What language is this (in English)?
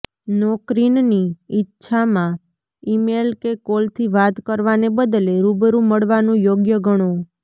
Gujarati